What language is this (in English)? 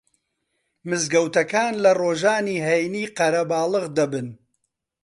Central Kurdish